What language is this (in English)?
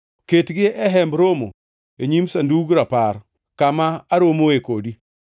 Luo (Kenya and Tanzania)